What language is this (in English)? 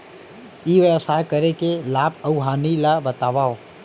Chhattisgarhi